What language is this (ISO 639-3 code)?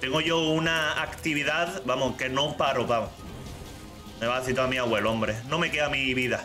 spa